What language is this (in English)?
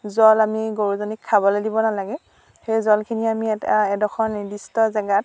Assamese